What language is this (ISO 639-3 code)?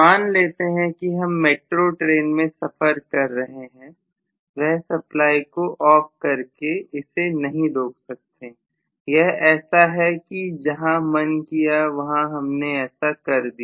hin